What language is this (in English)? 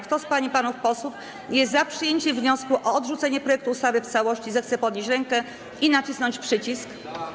Polish